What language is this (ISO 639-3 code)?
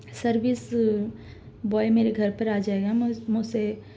urd